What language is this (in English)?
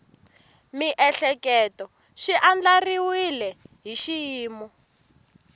Tsonga